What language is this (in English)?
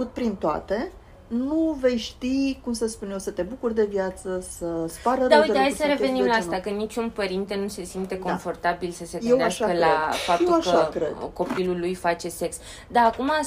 Romanian